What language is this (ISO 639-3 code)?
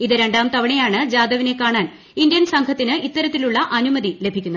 mal